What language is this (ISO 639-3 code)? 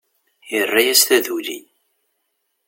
kab